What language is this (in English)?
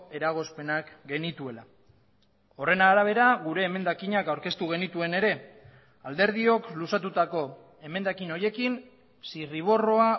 Basque